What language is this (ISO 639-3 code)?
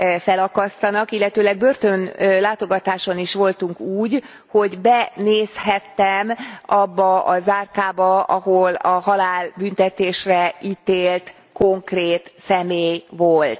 hun